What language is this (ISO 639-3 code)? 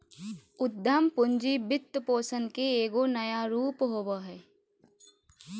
mag